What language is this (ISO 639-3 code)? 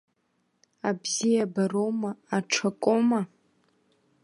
abk